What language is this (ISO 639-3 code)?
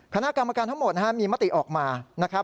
tha